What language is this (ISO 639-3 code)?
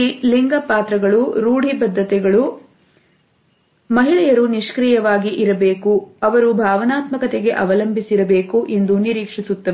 kan